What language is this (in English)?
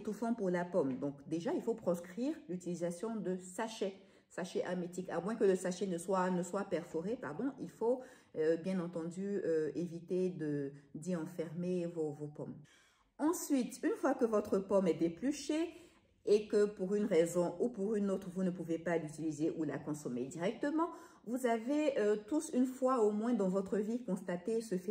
French